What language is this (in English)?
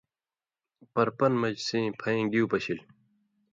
Indus Kohistani